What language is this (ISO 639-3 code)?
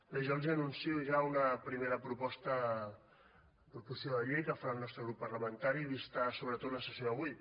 cat